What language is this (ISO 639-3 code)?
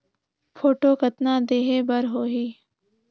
hne